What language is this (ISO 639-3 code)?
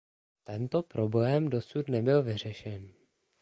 ces